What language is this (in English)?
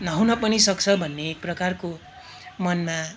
Nepali